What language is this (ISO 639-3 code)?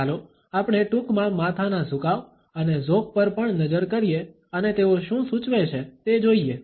guj